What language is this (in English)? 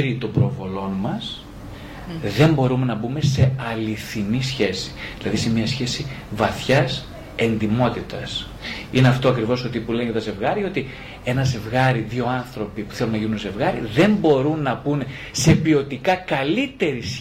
Greek